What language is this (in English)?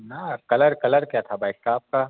Hindi